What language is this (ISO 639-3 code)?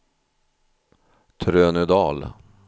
swe